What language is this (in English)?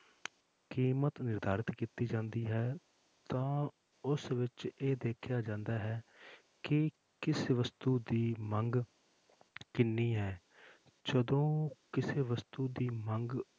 Punjabi